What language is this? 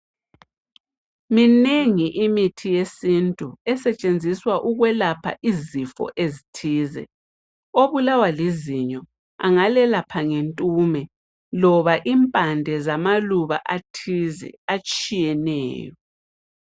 North Ndebele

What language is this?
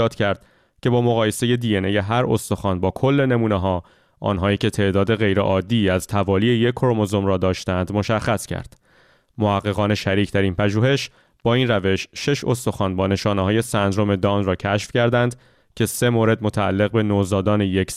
Persian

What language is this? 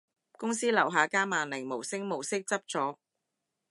Cantonese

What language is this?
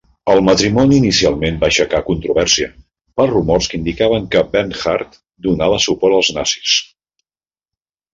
Catalan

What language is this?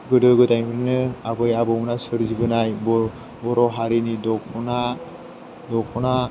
Bodo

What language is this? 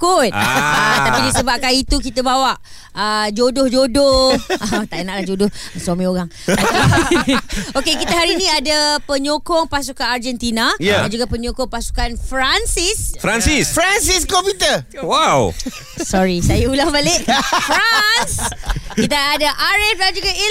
Malay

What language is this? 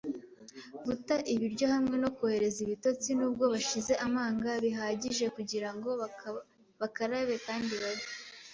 Kinyarwanda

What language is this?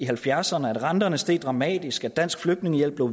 Danish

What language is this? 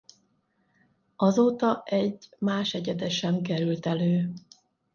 Hungarian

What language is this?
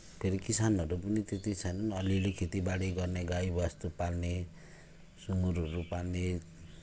Nepali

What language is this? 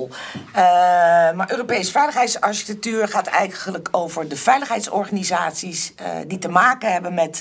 Dutch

